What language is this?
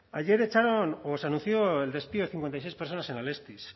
Spanish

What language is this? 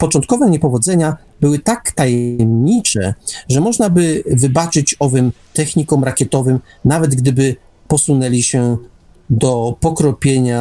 Polish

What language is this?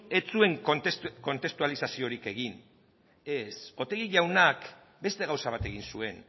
Basque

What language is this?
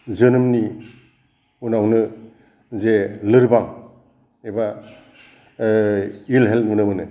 Bodo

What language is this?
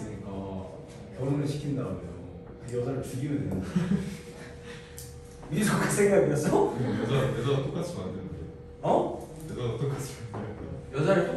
Korean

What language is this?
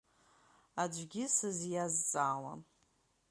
Abkhazian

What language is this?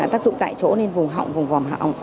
Vietnamese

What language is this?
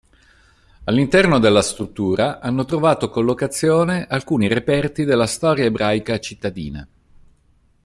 Italian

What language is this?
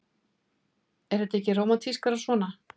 Icelandic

